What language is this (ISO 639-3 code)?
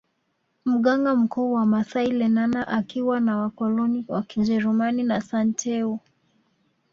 swa